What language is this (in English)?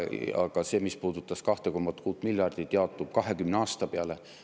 Estonian